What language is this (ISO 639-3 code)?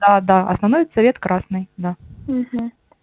rus